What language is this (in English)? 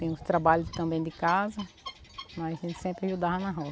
Portuguese